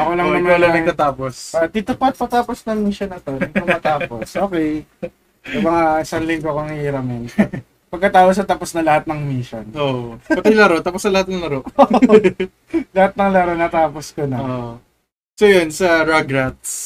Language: Filipino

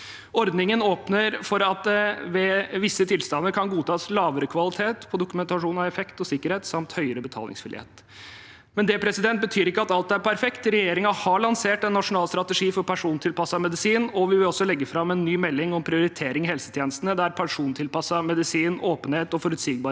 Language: Norwegian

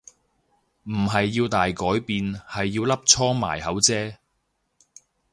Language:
Cantonese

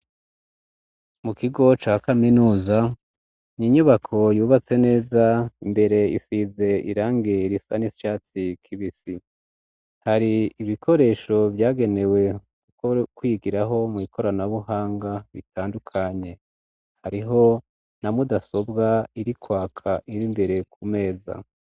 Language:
Rundi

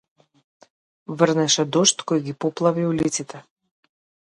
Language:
Macedonian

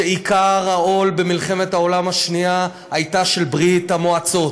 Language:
Hebrew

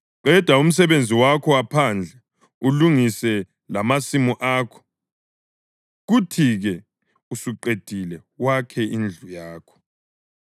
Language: North Ndebele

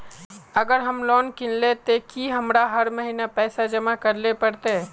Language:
Magahi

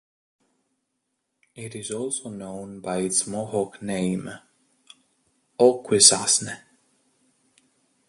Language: English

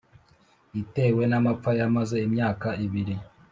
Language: Kinyarwanda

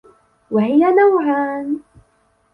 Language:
Arabic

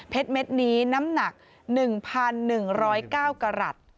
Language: Thai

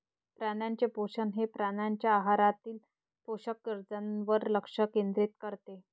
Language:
Marathi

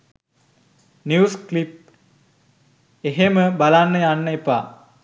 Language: Sinhala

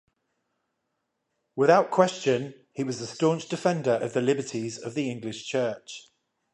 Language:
English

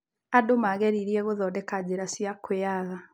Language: Kikuyu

